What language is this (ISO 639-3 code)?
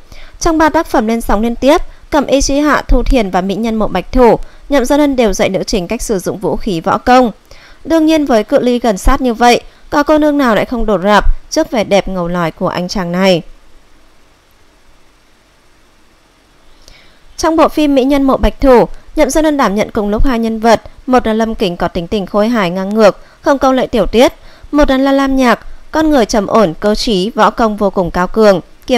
vie